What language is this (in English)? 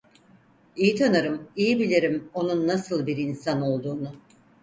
Turkish